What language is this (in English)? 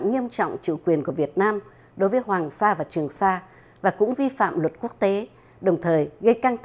Vietnamese